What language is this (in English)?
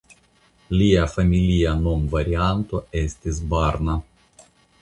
Esperanto